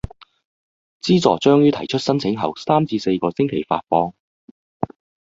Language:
Cantonese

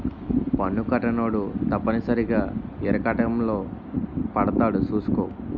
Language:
Telugu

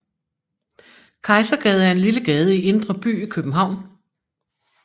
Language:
Danish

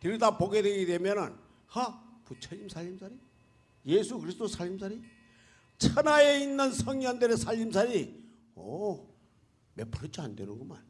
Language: Korean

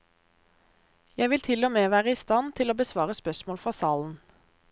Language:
Norwegian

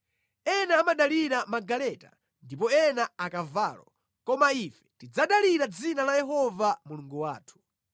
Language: Nyanja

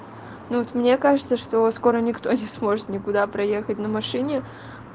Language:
Russian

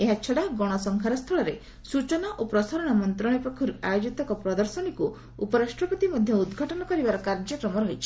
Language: Odia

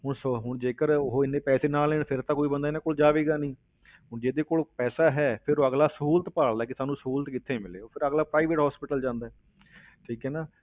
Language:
Punjabi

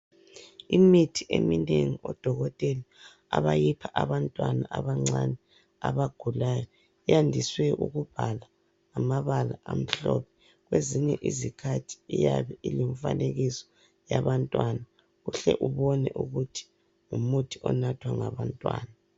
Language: North Ndebele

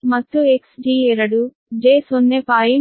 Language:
Kannada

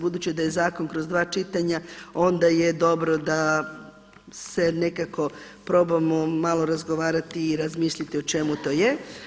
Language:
Croatian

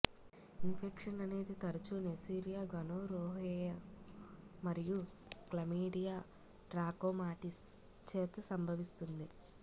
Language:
Telugu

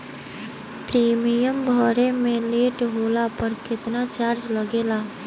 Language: Bhojpuri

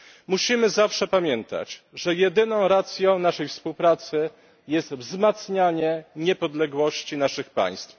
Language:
Polish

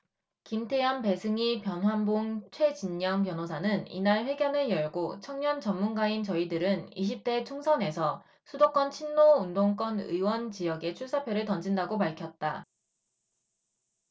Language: Korean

